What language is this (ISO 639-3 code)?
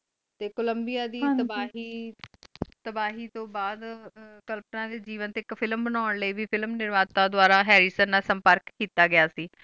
pan